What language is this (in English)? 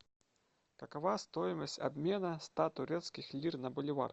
Russian